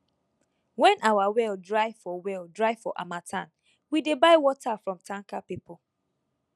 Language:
Nigerian Pidgin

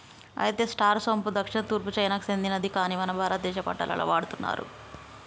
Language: Telugu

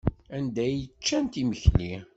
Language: Kabyle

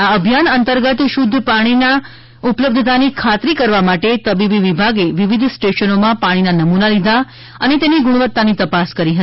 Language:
Gujarati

